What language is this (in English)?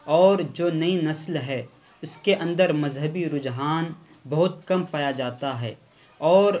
Urdu